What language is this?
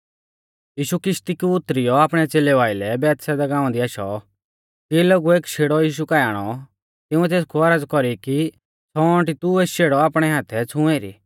Mahasu Pahari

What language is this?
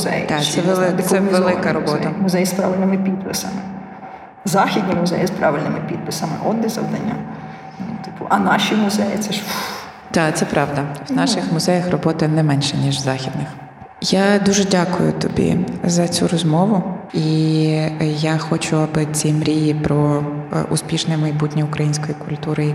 Ukrainian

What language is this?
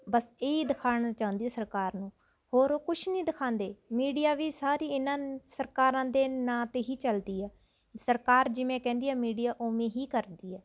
Punjabi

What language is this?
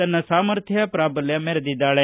Kannada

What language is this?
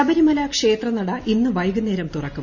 Malayalam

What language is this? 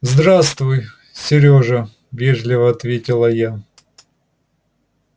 Russian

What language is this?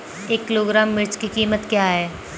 Hindi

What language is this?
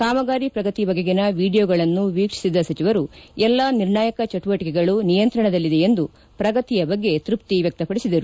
Kannada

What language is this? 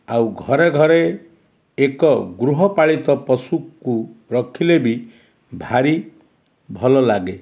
Odia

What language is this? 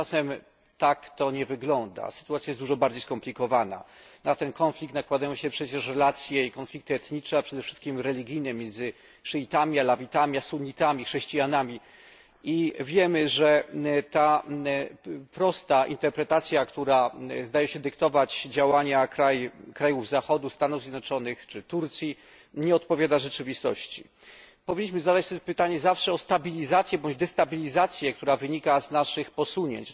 Polish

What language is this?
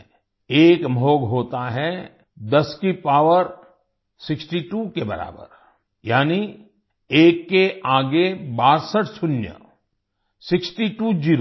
Hindi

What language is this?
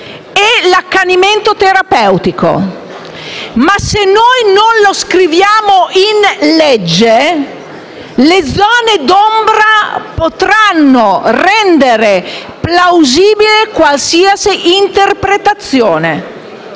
Italian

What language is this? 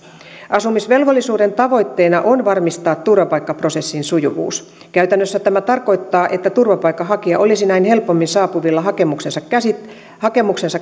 Finnish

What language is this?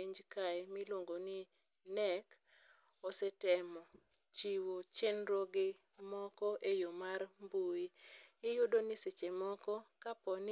Luo (Kenya and Tanzania)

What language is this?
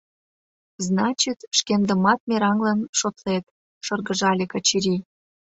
Mari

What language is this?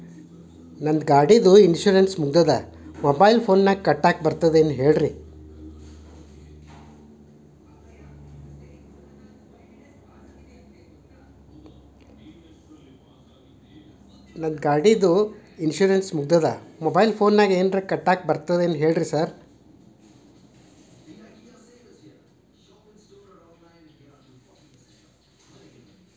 Kannada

